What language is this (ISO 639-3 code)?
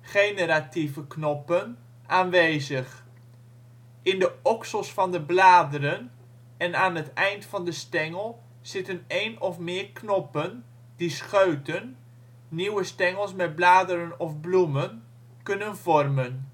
nld